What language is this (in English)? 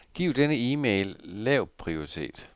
Danish